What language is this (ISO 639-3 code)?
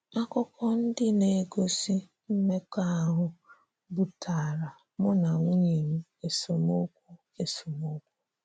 ibo